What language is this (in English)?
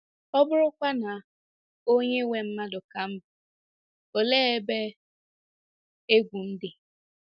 Igbo